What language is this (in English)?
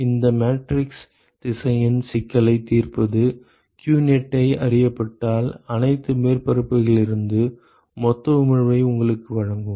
Tamil